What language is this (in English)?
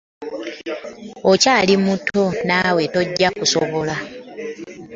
Ganda